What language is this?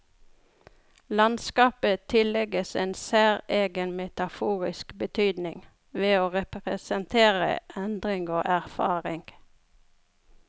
Norwegian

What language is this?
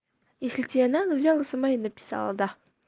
Russian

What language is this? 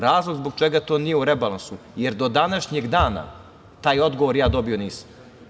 Serbian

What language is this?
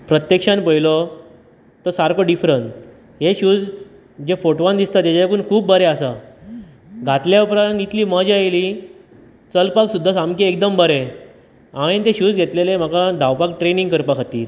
Konkani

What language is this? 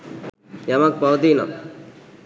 Sinhala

